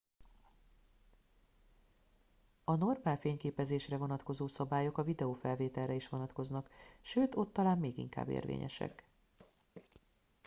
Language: Hungarian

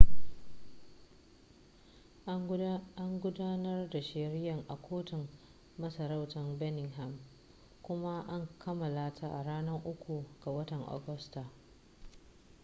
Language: Hausa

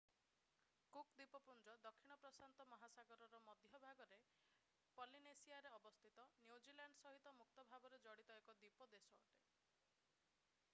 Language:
Odia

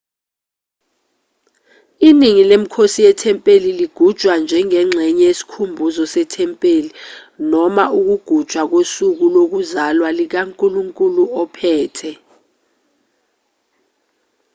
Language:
Zulu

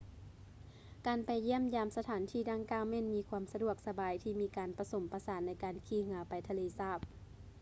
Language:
Lao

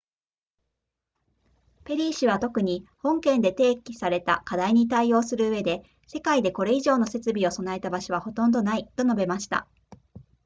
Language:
Japanese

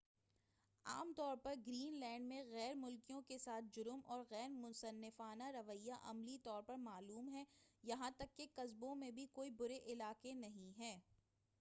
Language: Urdu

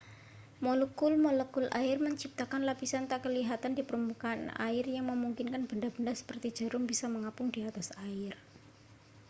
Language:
Indonesian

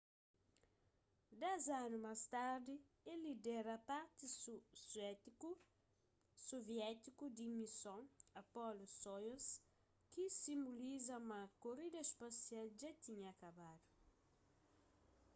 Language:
Kabuverdianu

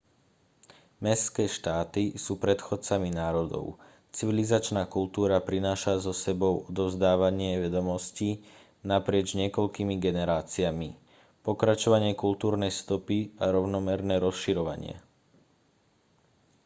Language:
Slovak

